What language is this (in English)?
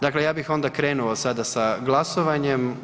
Croatian